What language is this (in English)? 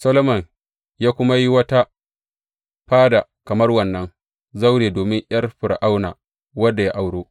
Hausa